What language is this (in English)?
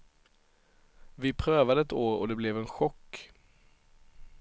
Swedish